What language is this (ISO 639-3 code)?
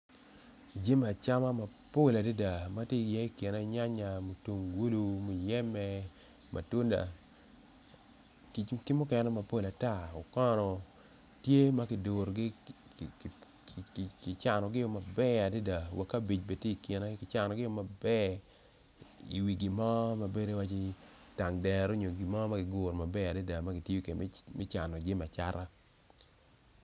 ach